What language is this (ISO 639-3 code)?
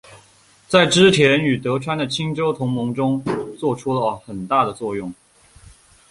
zho